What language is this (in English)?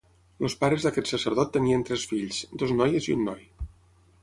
Catalan